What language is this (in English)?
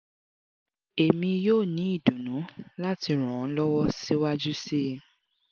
Yoruba